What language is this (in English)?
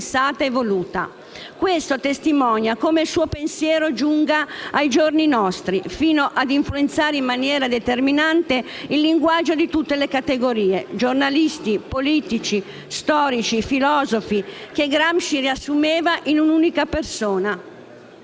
Italian